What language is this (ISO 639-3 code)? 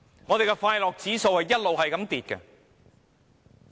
yue